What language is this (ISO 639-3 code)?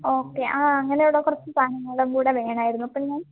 mal